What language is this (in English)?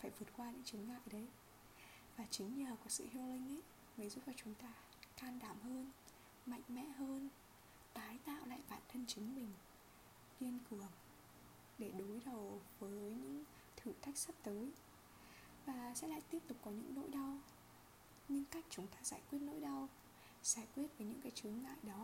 Vietnamese